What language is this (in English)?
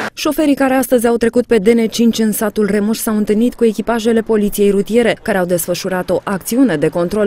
Romanian